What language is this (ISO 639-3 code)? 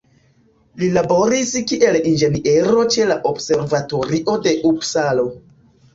epo